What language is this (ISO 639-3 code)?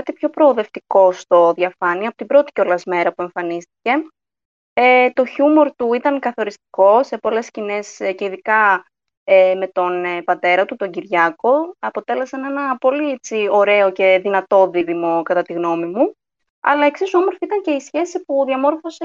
ell